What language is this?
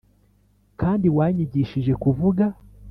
Kinyarwanda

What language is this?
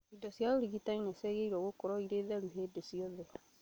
Kikuyu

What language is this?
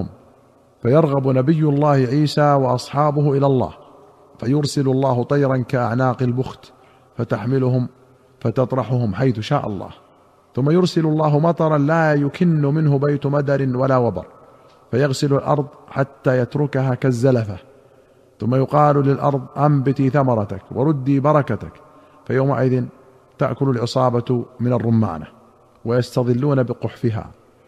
Arabic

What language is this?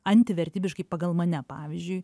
Lithuanian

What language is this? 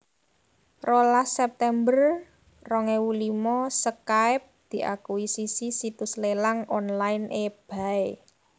Javanese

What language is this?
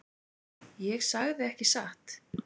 Icelandic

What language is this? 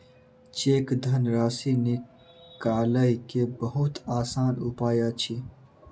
Maithili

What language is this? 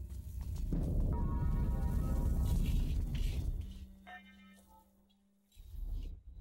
Vietnamese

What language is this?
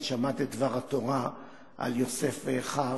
Hebrew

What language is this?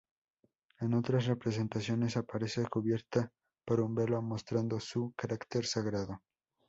Spanish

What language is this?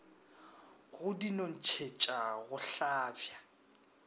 Northern Sotho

